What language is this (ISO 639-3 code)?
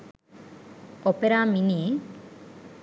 sin